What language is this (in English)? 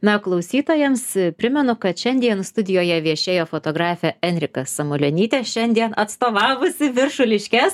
Lithuanian